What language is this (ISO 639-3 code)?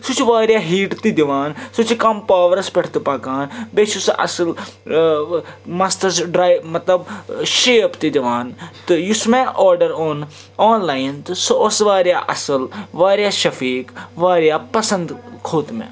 kas